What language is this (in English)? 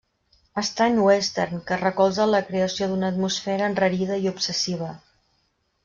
Catalan